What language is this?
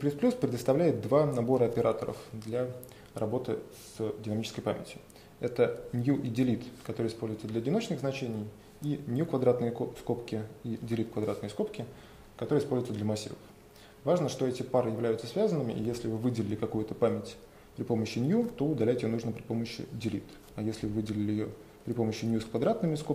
Russian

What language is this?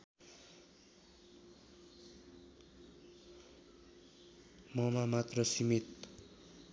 Nepali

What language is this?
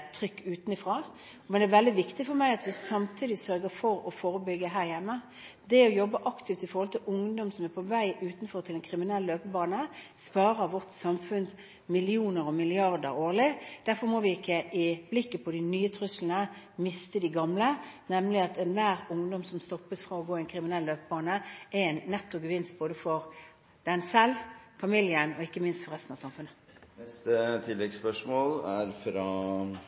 Norwegian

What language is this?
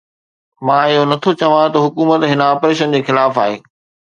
Sindhi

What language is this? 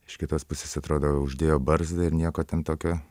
Lithuanian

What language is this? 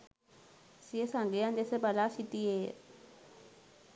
Sinhala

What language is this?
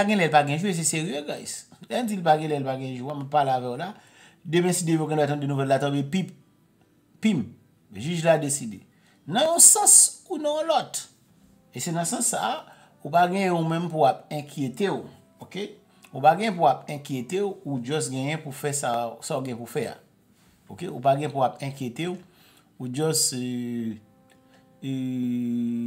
French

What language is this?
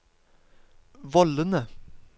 Norwegian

